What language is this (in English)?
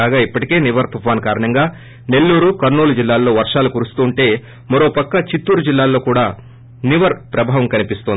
Telugu